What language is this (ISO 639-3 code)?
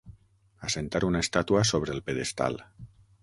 cat